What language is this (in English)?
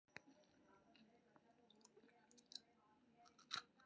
Maithili